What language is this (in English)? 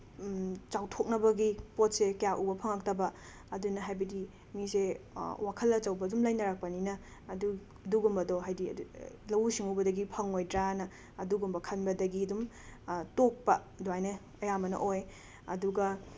Manipuri